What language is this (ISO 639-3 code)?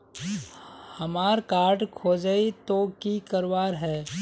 mag